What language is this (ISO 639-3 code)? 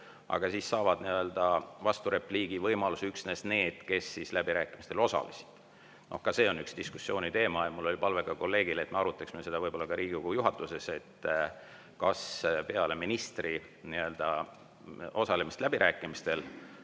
est